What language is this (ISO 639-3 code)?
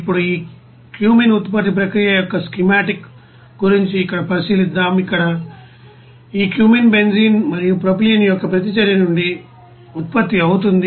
tel